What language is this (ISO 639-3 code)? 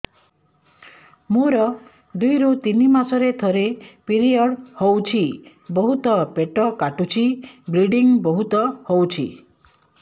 ori